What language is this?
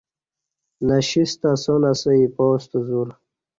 Kati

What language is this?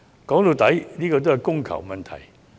Cantonese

